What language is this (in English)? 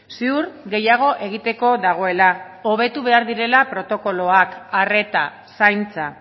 Basque